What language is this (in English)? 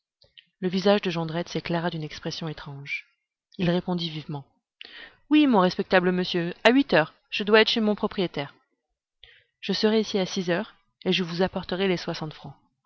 French